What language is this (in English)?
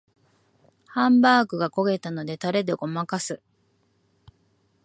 Japanese